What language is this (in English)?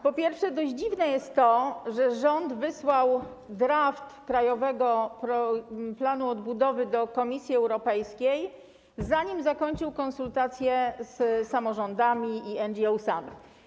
Polish